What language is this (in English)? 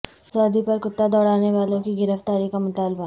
Urdu